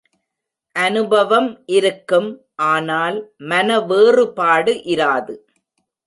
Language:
Tamil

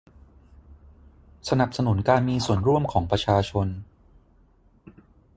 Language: Thai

